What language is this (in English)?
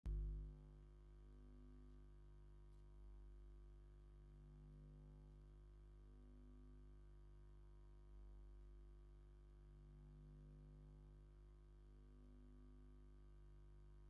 Tigrinya